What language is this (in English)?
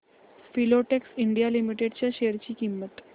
Marathi